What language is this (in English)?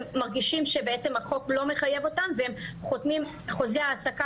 Hebrew